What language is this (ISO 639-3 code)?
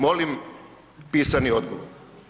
hrv